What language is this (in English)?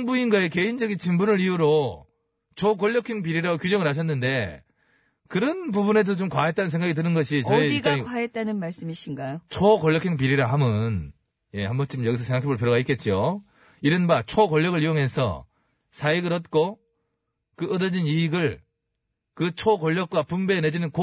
Korean